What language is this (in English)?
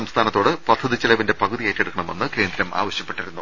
Malayalam